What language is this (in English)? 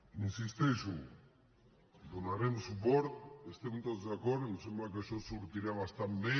Catalan